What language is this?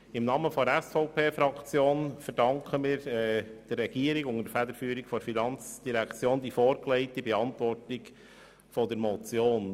Swiss German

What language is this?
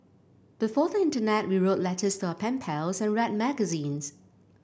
English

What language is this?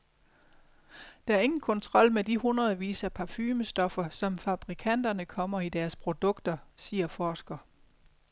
Danish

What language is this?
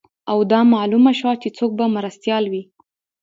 Pashto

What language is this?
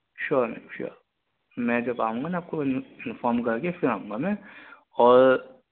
Urdu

